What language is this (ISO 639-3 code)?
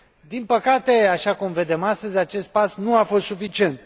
ron